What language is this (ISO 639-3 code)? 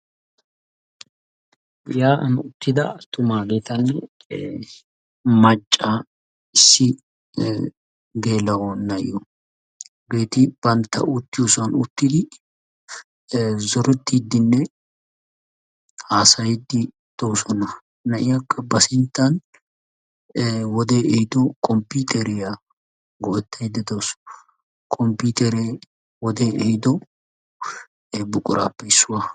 wal